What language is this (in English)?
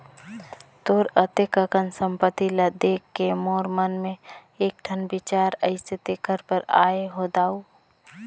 Chhattisgarhi